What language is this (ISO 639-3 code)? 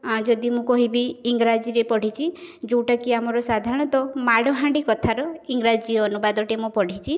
ori